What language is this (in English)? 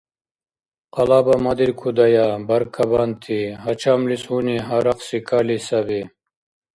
Dargwa